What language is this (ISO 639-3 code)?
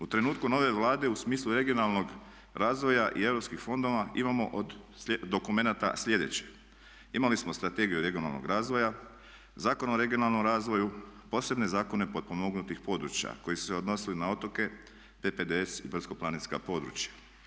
hrv